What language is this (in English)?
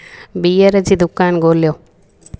Sindhi